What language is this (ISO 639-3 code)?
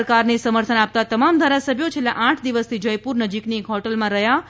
guj